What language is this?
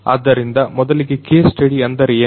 Kannada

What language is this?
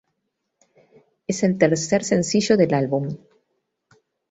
Spanish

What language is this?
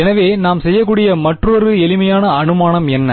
Tamil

